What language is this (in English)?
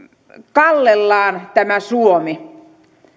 Finnish